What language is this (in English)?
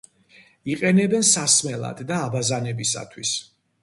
Georgian